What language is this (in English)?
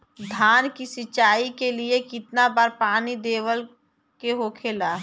Bhojpuri